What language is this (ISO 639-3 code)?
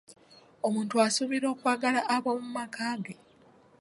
lug